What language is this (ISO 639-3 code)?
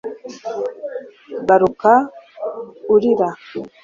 kin